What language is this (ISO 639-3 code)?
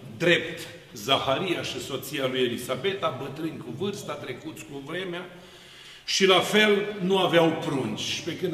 ron